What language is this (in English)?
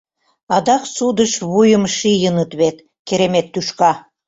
Mari